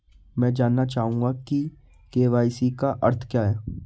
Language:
Hindi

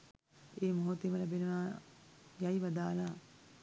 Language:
Sinhala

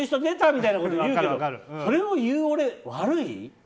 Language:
Japanese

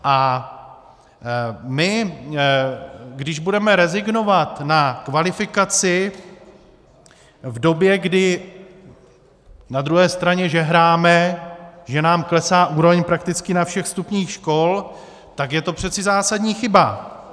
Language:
Czech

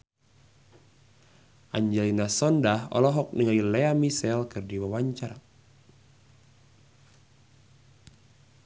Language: Sundanese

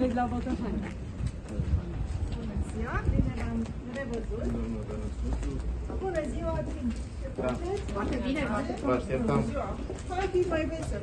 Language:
Romanian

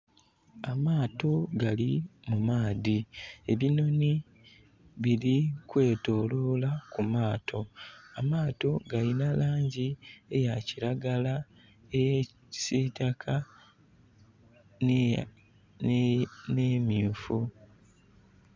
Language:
Soga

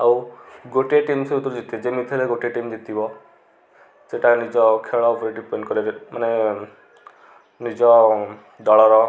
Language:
Odia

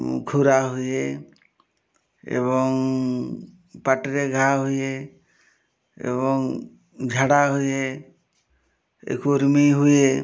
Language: Odia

